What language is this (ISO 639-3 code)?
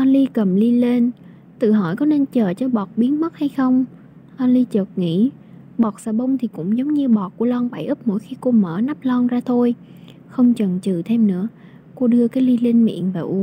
vie